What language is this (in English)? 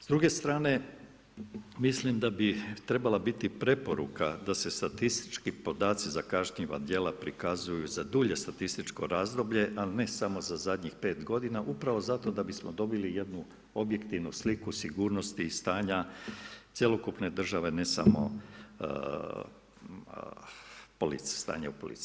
Croatian